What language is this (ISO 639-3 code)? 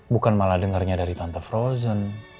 ind